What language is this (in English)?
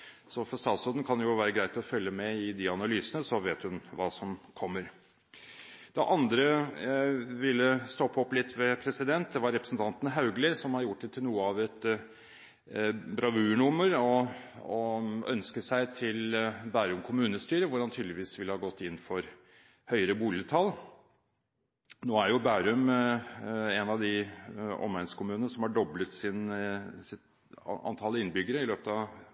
Norwegian Bokmål